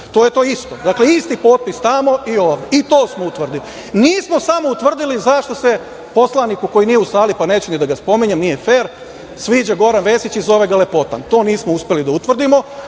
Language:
Serbian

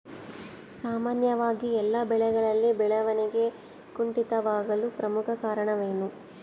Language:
Kannada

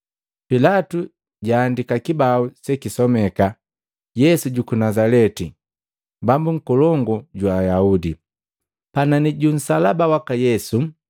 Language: Matengo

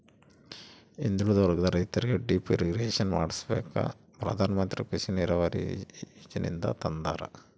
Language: Kannada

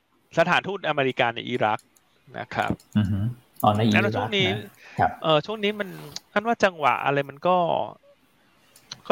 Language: Thai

